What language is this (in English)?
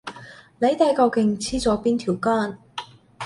Cantonese